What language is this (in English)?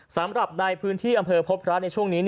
Thai